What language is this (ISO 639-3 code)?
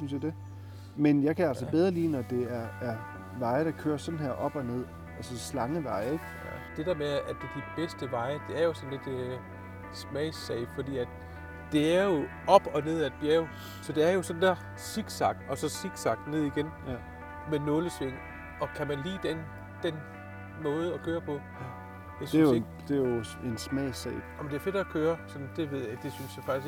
dan